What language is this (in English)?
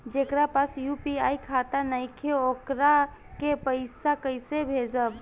Bhojpuri